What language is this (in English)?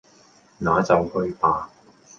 Cantonese